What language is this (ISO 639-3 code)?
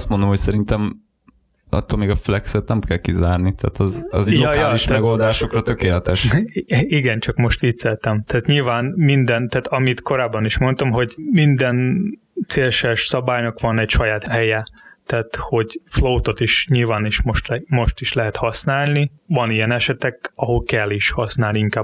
hun